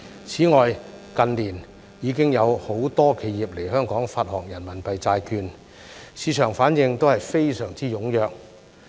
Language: Cantonese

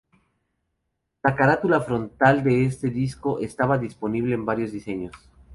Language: Spanish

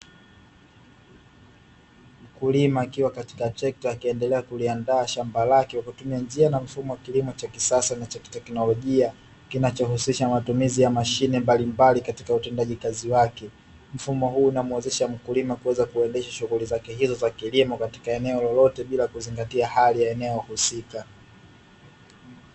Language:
Swahili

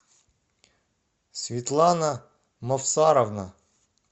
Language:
Russian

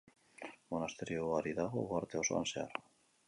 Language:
Basque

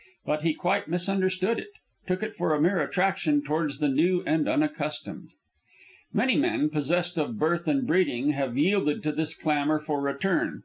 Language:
English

